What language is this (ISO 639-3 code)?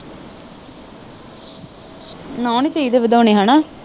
pan